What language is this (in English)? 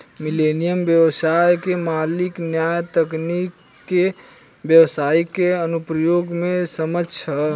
Bhojpuri